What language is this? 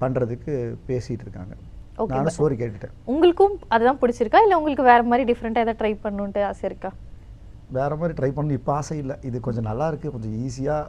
Tamil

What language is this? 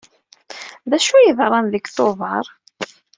Kabyle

